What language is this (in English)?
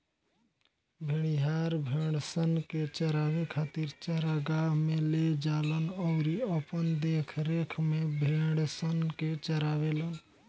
Bhojpuri